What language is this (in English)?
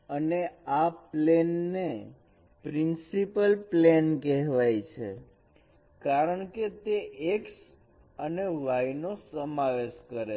Gujarati